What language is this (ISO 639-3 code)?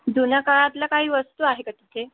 mar